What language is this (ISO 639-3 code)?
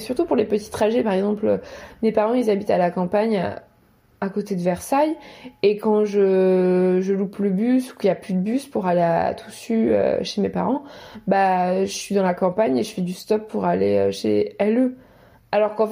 fra